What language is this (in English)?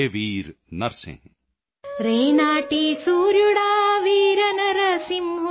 Punjabi